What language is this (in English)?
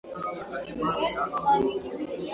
Swahili